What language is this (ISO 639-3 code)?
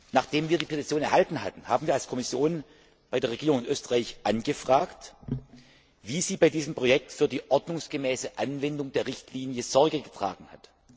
deu